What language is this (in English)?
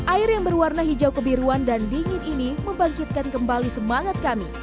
Indonesian